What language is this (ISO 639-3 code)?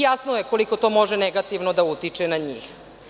srp